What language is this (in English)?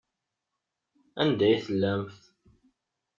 Kabyle